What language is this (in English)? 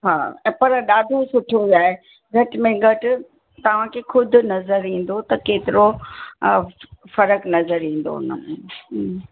Sindhi